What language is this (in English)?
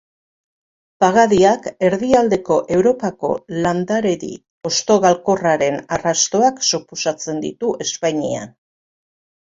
Basque